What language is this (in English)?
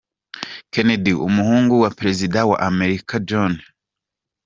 Kinyarwanda